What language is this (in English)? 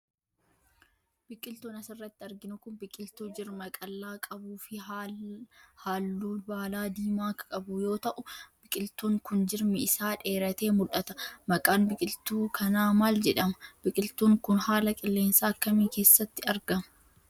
Oromo